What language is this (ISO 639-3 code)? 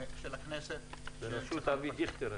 heb